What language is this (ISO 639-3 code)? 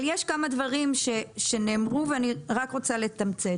heb